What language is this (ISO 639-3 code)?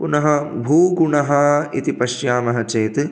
san